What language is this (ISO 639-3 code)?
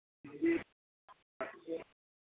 hin